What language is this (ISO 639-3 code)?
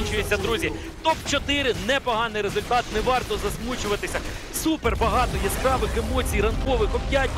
ukr